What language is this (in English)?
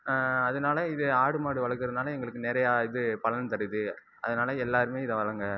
Tamil